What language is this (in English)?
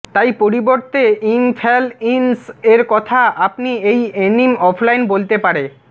Bangla